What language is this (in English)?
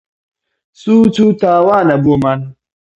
Central Kurdish